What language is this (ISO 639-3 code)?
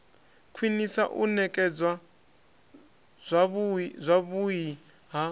ven